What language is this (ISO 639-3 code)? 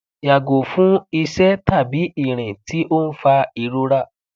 yor